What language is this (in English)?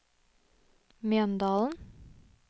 Norwegian